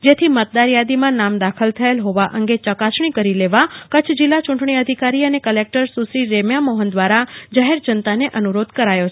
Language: Gujarati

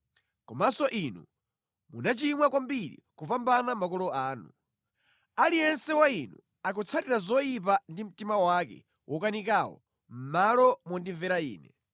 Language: Nyanja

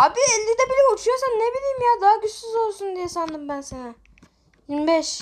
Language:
Turkish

